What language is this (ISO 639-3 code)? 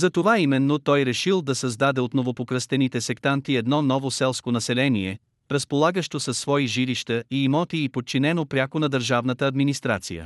bul